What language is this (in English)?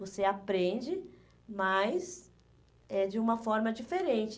Portuguese